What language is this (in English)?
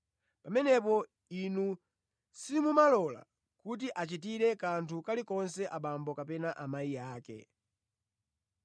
Nyanja